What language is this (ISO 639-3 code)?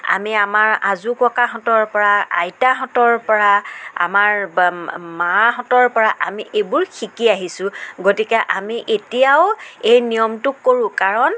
asm